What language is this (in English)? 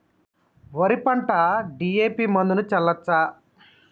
Telugu